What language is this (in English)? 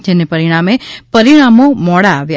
Gujarati